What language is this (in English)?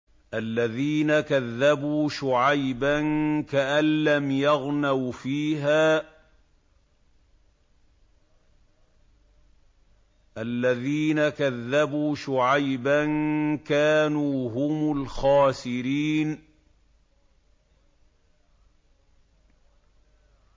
Arabic